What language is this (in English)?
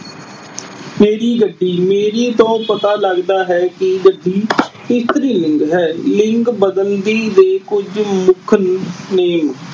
Punjabi